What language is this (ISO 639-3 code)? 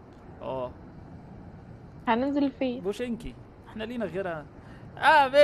ara